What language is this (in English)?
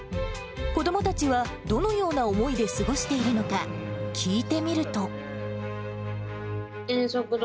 Japanese